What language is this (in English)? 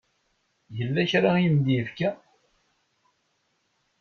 Kabyle